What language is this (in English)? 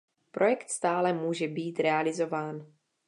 Czech